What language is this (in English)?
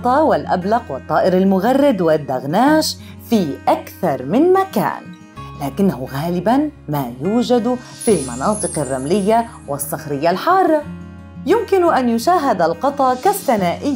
Arabic